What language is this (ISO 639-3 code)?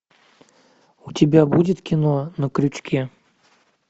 rus